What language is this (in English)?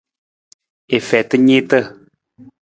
Nawdm